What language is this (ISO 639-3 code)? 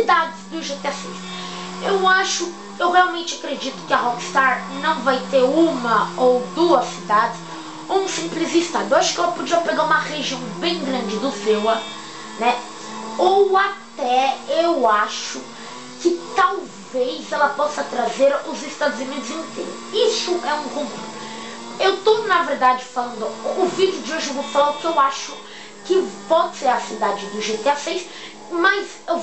por